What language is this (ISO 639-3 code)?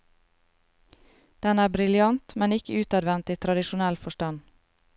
nor